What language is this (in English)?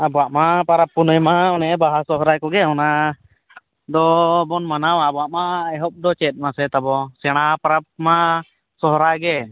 Santali